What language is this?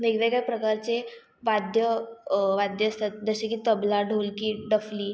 Marathi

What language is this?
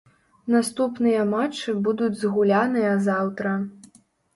Belarusian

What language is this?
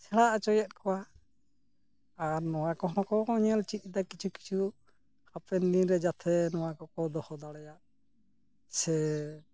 Santali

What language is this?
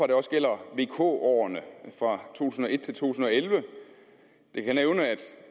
Danish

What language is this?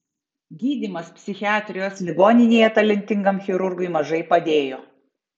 Lithuanian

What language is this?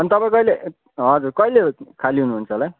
Nepali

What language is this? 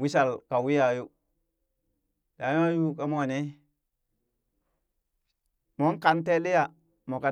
Burak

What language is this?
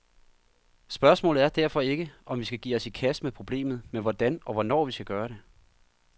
Danish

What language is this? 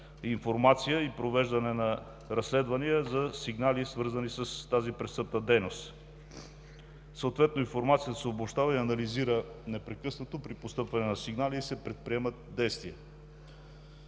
Bulgarian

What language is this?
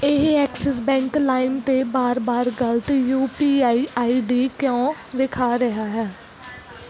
Punjabi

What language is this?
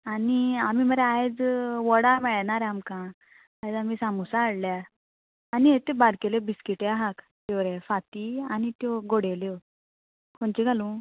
Konkani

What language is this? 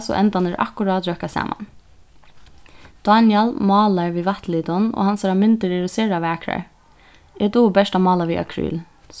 Faroese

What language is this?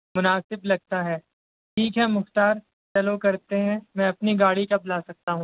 Urdu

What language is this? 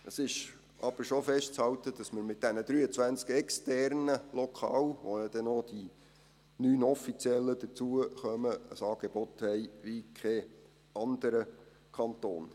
Swiss German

